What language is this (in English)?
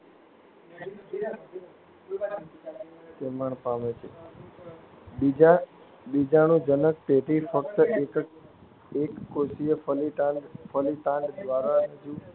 Gujarati